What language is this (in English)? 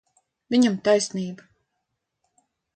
Latvian